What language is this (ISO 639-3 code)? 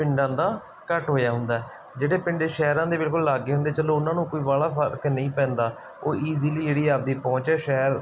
pan